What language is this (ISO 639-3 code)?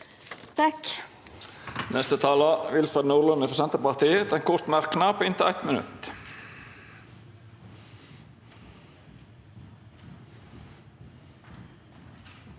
nor